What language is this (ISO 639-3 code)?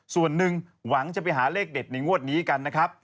tha